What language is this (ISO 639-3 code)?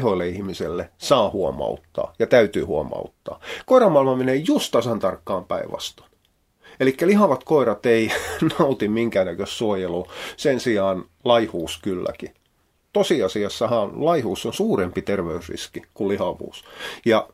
fin